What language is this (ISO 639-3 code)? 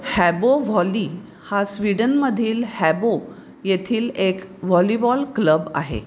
mar